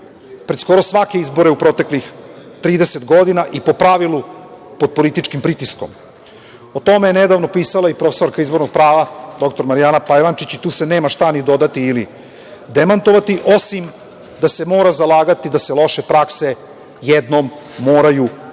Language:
Serbian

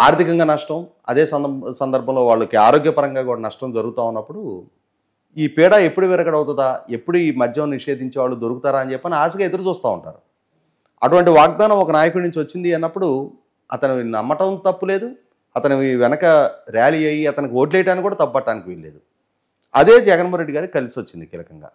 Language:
Telugu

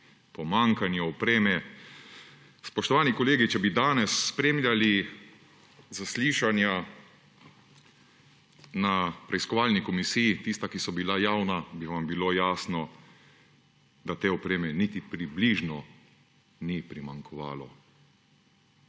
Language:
Slovenian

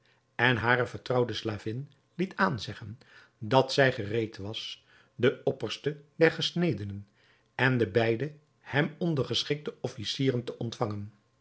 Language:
Dutch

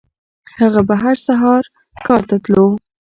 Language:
Pashto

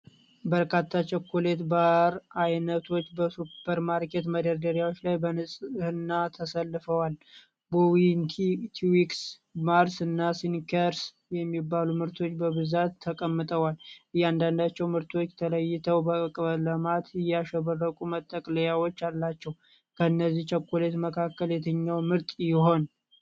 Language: Amharic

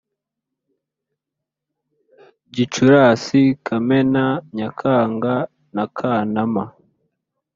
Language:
Kinyarwanda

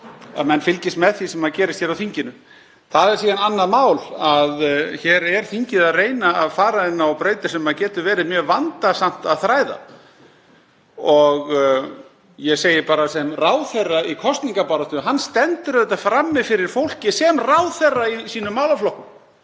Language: Icelandic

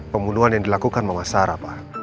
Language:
Indonesian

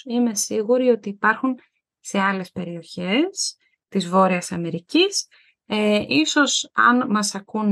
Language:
Greek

